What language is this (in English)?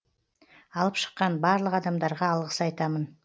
Kazakh